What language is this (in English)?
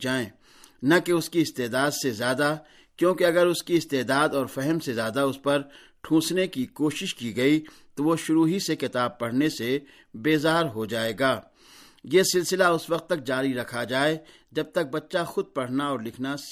Urdu